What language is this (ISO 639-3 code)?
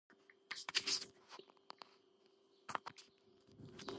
kat